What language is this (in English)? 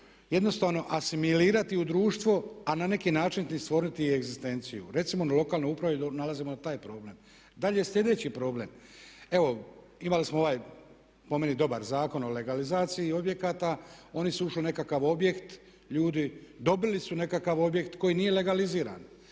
Croatian